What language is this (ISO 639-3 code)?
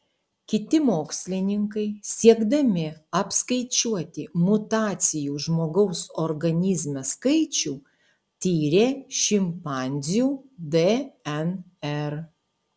lit